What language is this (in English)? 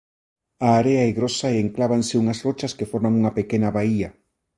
Galician